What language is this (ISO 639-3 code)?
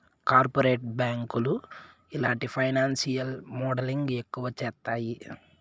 tel